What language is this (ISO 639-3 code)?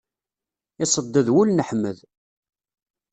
kab